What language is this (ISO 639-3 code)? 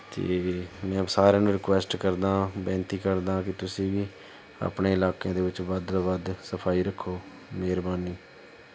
pan